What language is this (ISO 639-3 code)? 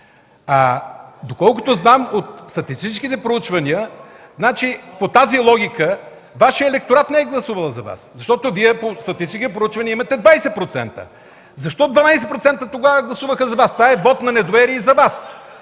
bul